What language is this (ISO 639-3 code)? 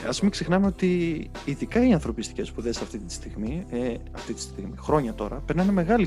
ell